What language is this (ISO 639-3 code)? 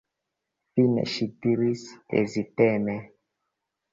epo